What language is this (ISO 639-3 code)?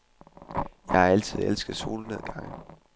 dan